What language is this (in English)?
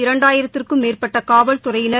Tamil